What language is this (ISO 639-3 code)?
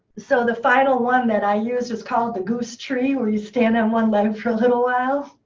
eng